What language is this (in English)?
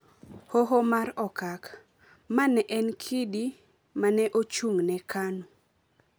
Luo (Kenya and Tanzania)